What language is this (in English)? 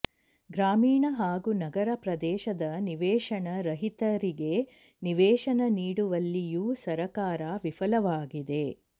Kannada